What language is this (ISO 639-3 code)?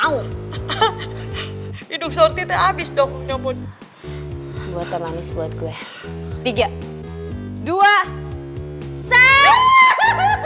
ind